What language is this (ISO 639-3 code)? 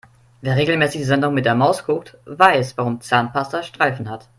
deu